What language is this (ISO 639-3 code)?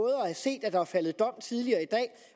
dan